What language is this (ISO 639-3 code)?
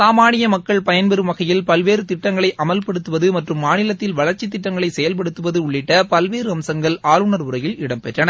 tam